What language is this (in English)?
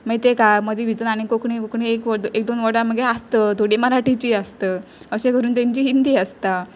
Konkani